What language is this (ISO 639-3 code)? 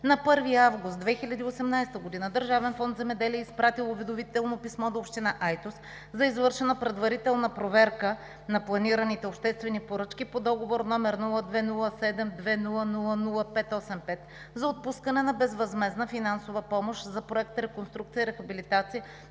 bul